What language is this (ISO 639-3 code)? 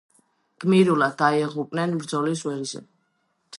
kat